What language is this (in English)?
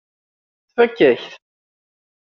Kabyle